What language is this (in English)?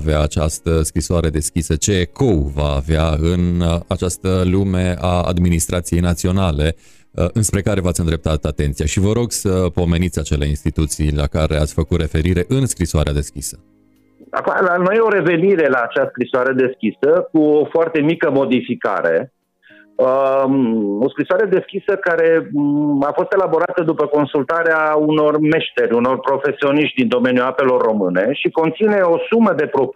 Romanian